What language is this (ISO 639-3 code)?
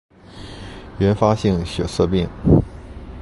zho